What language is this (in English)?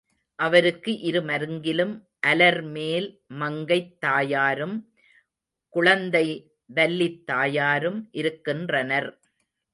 Tamil